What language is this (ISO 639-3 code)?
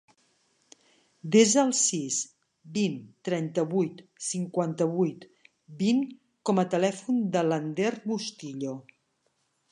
cat